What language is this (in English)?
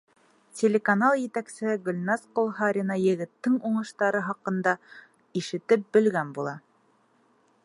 Bashkir